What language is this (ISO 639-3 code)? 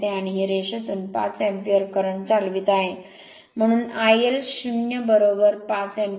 mar